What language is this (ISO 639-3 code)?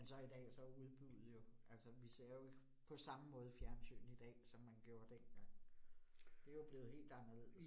dan